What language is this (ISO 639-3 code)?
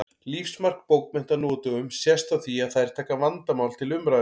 isl